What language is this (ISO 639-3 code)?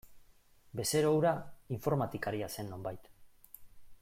eus